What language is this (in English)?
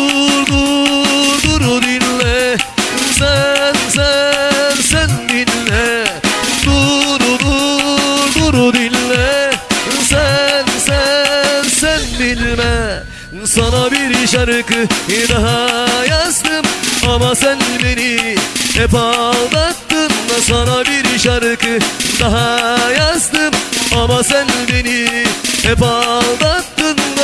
Turkish